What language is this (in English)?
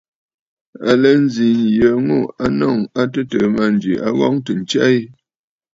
Bafut